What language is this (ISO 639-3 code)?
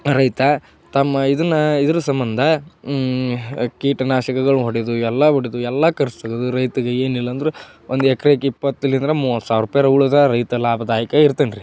kan